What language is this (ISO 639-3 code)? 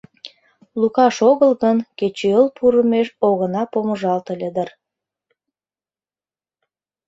chm